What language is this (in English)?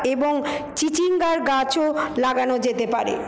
Bangla